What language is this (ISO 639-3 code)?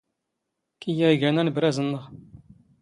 zgh